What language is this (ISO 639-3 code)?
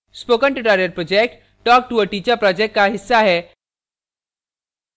hin